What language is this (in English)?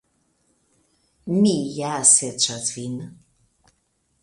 Esperanto